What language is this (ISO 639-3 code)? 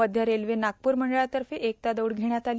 mar